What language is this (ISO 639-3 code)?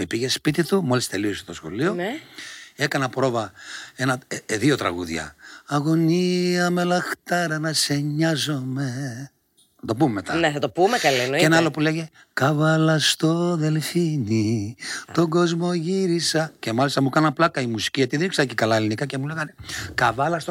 ell